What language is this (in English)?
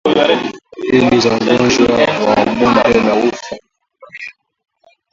Swahili